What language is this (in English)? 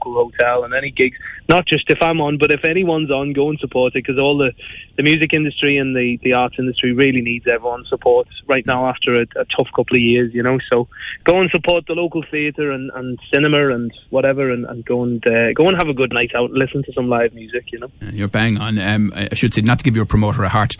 English